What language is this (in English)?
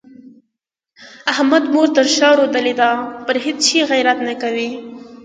Pashto